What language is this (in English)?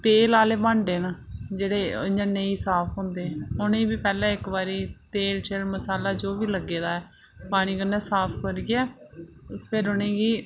Dogri